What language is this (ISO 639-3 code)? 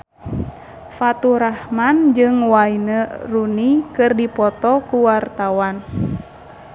sun